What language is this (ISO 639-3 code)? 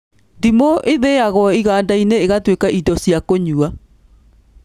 kik